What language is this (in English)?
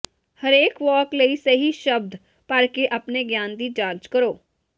Punjabi